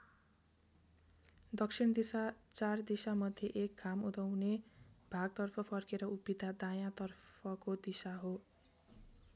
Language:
Nepali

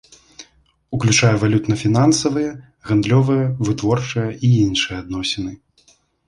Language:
Belarusian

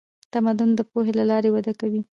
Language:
Pashto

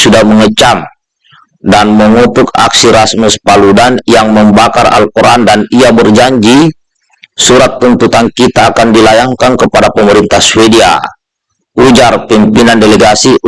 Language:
Indonesian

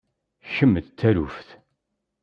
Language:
Kabyle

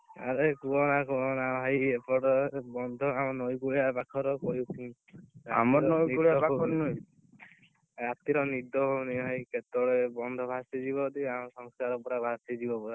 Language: Odia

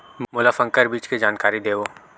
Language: Chhattisgarhi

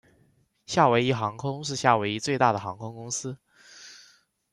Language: Chinese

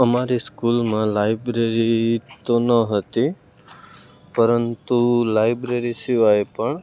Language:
Gujarati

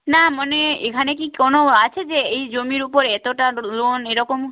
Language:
Bangla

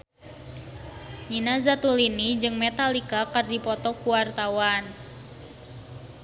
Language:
Sundanese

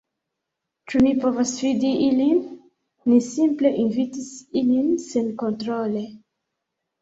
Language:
Esperanto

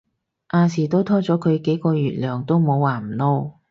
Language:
Cantonese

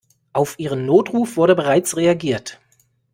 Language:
German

